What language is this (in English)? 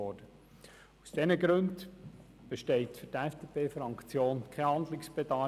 Swiss German